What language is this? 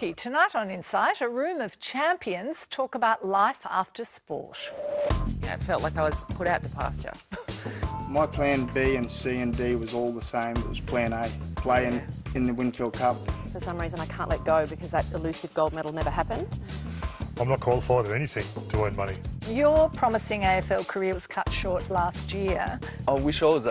English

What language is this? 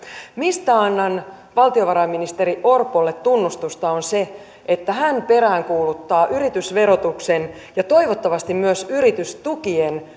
Finnish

